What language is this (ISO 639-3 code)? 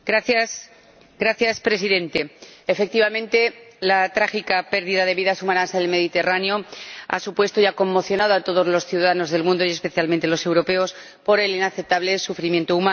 spa